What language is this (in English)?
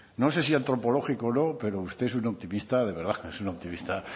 Spanish